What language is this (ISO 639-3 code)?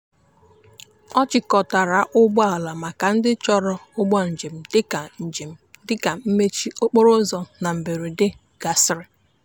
ibo